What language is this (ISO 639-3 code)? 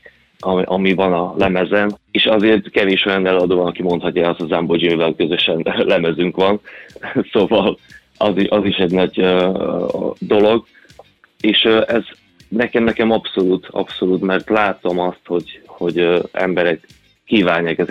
hun